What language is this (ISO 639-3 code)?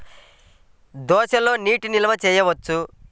tel